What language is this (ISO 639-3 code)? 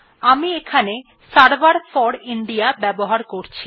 ben